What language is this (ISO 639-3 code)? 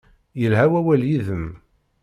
kab